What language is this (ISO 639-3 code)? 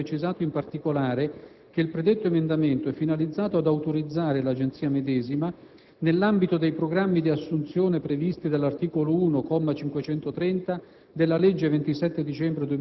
ita